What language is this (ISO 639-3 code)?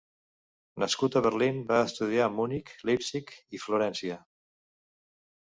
cat